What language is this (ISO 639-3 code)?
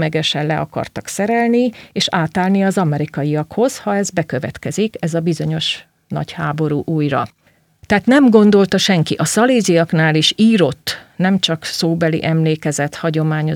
hun